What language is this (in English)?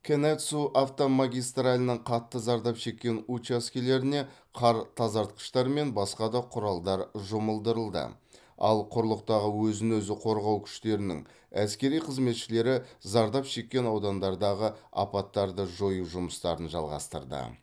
Kazakh